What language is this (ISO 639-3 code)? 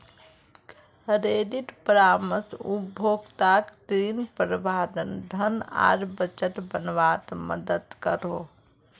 mag